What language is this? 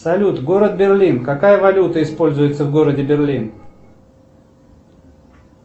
Russian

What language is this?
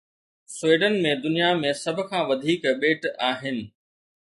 Sindhi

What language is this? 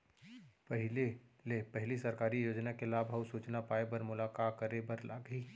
Chhattisgarhi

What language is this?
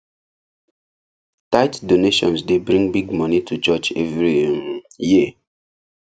Nigerian Pidgin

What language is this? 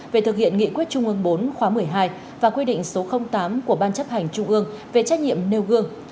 Vietnamese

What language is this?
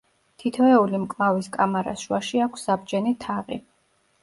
Georgian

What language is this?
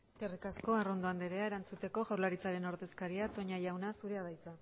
Basque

